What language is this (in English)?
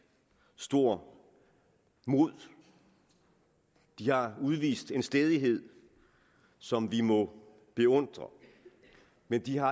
Danish